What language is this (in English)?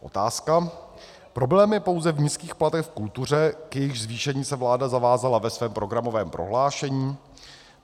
Czech